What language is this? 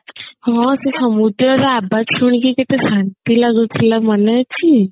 Odia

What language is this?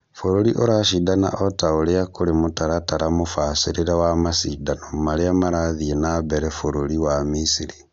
Kikuyu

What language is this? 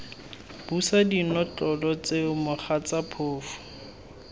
Tswana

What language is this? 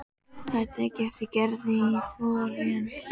Icelandic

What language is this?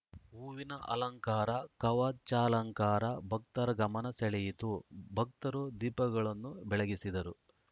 Kannada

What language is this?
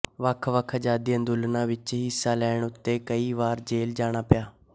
Punjabi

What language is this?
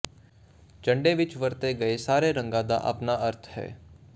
Punjabi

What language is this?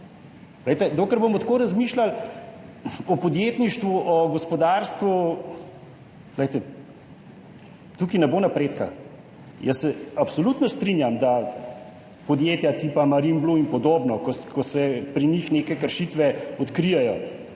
Slovenian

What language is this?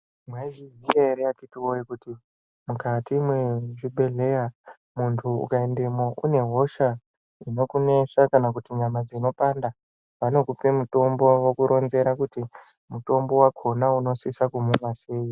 Ndau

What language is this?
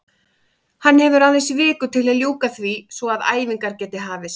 Icelandic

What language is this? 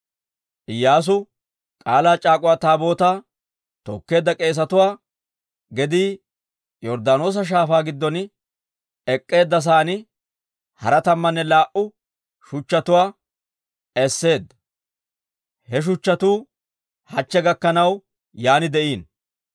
Dawro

